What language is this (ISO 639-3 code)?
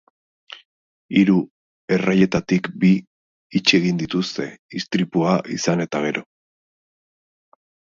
eus